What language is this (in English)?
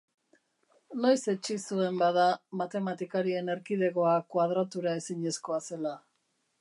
Basque